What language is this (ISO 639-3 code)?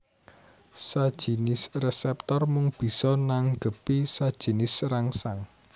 jav